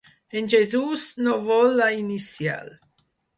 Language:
Catalan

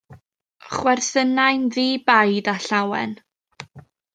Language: Welsh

